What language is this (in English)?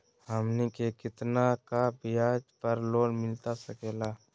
Magahi